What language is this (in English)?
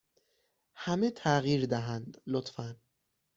Persian